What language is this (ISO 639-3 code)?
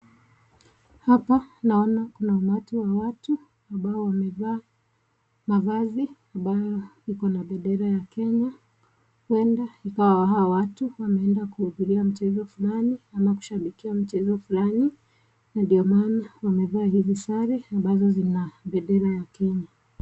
swa